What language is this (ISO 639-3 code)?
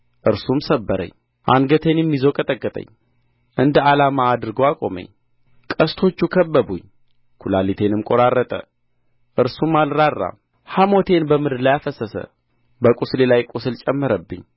amh